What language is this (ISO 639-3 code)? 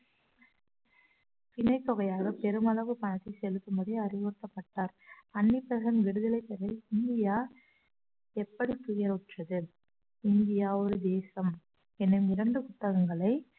tam